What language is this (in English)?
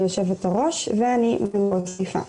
Hebrew